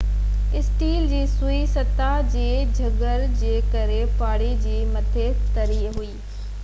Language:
Sindhi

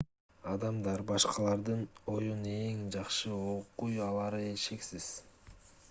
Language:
Kyrgyz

